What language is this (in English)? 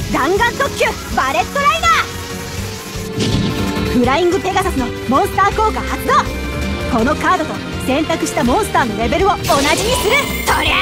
Japanese